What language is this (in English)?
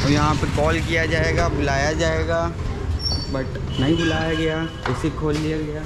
Hindi